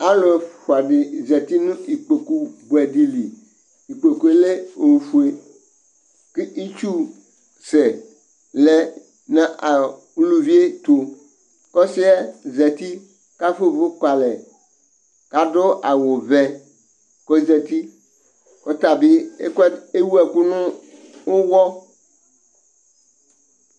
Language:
Ikposo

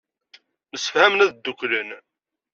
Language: Kabyle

